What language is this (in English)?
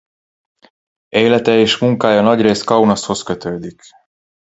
Hungarian